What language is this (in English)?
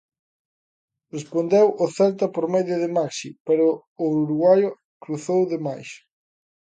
Galician